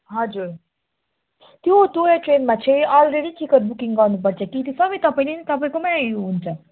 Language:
Nepali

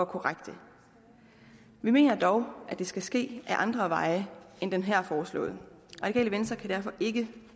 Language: Danish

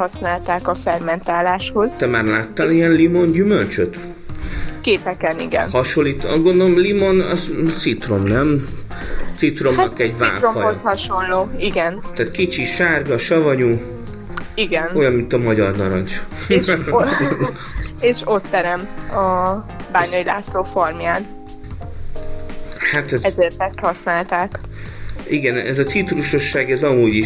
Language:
Hungarian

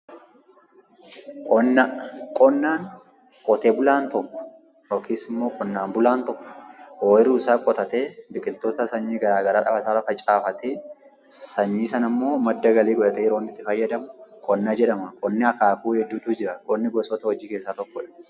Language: Oromo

